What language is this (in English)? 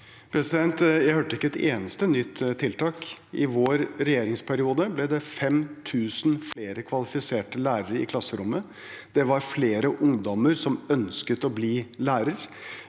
Norwegian